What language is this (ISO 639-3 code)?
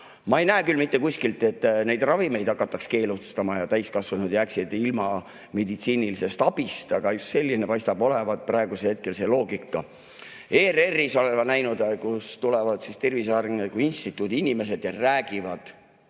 est